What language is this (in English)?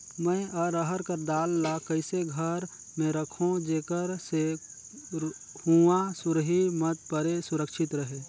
Chhattisgarhi